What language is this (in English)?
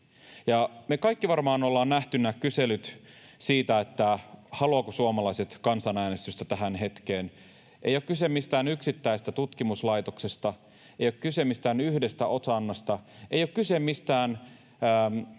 Finnish